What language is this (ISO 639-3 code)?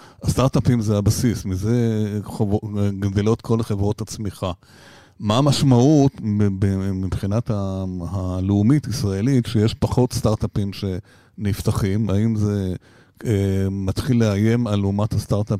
heb